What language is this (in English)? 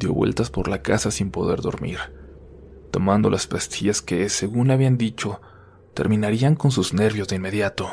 Spanish